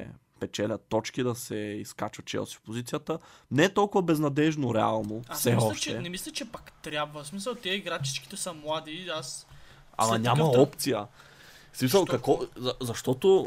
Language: Bulgarian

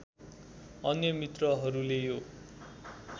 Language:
Nepali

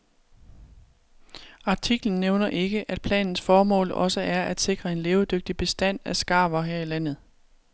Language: Danish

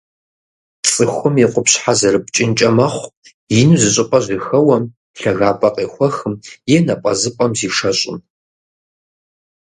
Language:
Kabardian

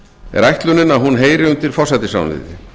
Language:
Icelandic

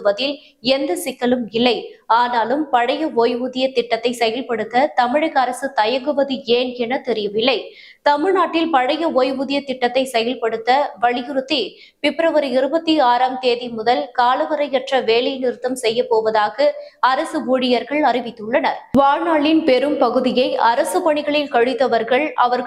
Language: Tamil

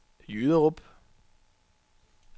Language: Danish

